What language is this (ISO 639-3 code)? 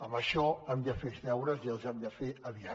cat